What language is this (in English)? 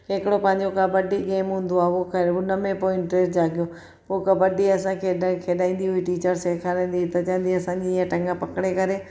Sindhi